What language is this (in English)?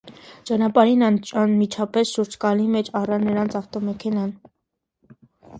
Armenian